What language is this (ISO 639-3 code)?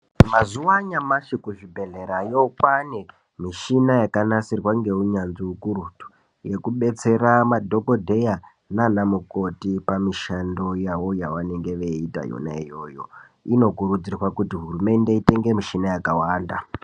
ndc